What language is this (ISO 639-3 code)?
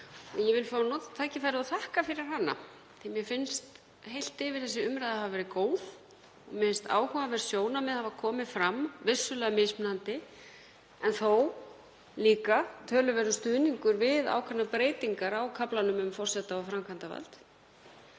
isl